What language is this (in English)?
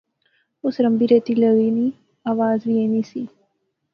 Pahari-Potwari